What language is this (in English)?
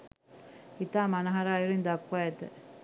Sinhala